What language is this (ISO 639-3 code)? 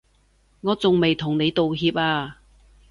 yue